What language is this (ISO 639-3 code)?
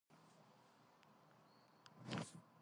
kat